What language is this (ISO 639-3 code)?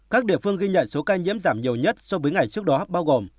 vie